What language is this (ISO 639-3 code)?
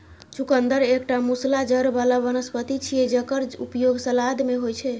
mai